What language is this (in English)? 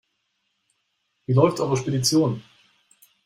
German